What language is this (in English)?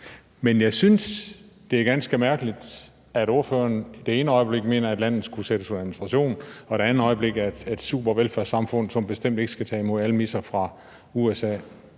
Danish